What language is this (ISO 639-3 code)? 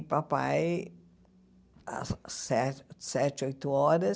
por